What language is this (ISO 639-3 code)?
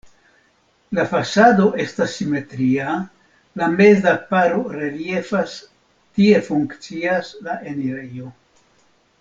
epo